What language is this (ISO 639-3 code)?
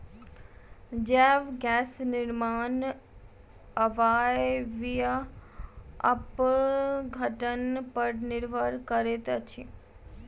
mai